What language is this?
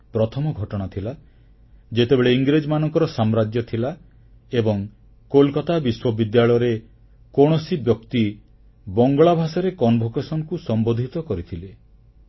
Odia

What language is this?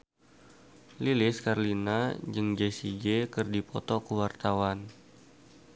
Sundanese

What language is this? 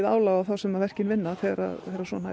Icelandic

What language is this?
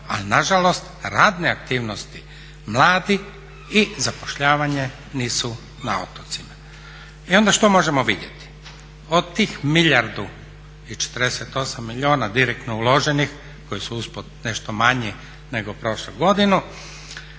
Croatian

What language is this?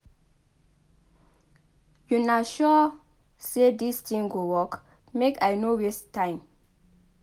Nigerian Pidgin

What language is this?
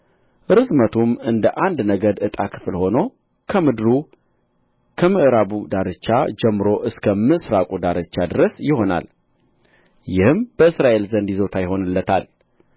Amharic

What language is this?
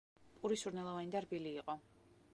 Georgian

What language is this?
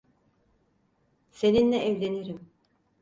Turkish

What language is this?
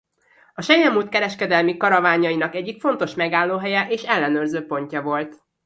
Hungarian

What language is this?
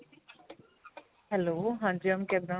Punjabi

